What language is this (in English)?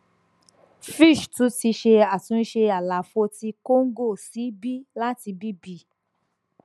Yoruba